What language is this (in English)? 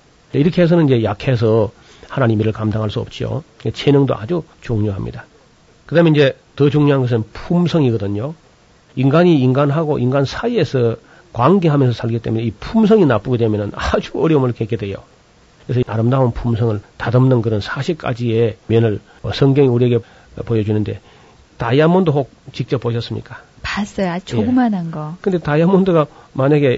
Korean